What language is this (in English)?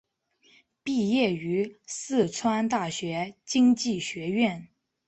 Chinese